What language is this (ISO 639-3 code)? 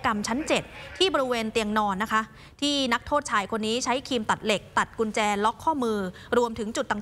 tha